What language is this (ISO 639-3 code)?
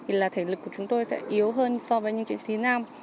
vie